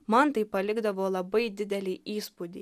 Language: Lithuanian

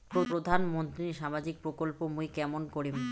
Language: Bangla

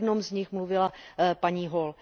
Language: Czech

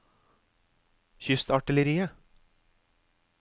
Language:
Norwegian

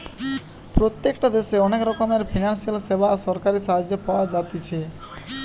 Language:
Bangla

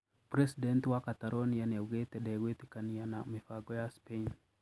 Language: Kikuyu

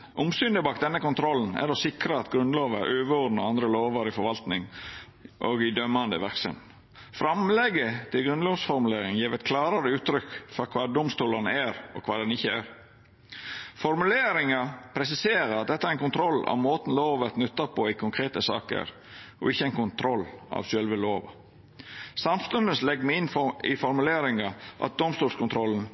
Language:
Norwegian Nynorsk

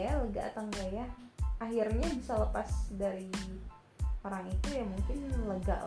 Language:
Indonesian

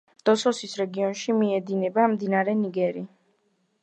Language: Georgian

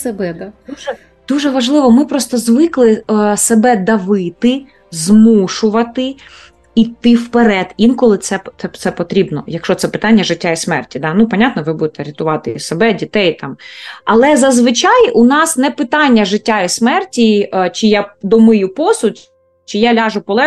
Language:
Ukrainian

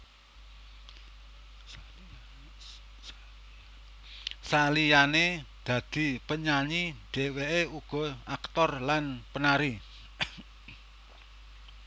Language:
Javanese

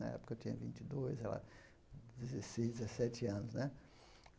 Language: Portuguese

